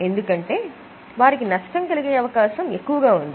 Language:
Telugu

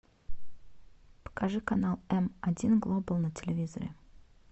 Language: Russian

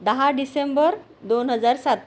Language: Marathi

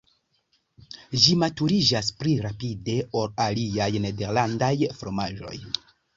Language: Esperanto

